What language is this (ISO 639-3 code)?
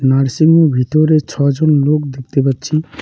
ben